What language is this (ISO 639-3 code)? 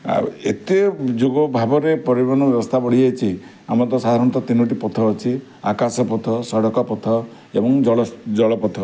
ori